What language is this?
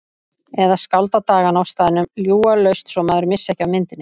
Icelandic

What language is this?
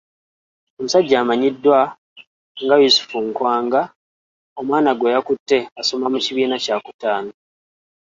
Ganda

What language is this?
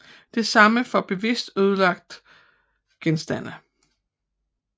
Danish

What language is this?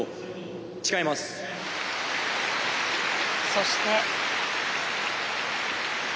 Japanese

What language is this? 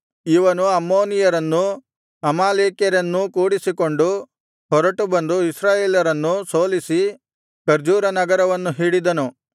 Kannada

